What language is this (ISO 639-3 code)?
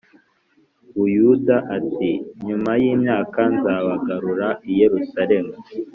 kin